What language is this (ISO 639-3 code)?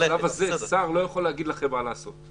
heb